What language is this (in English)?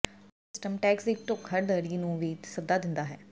Punjabi